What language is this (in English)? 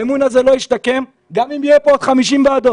Hebrew